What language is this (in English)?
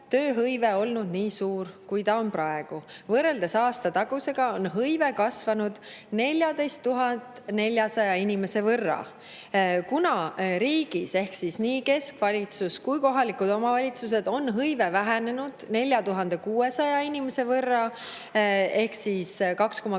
Estonian